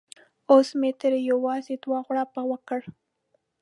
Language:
Pashto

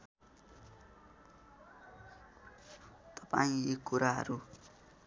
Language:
Nepali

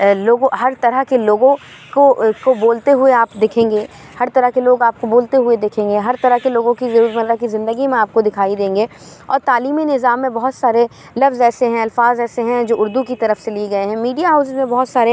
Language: Urdu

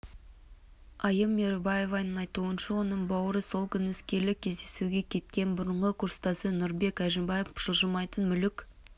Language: Kazakh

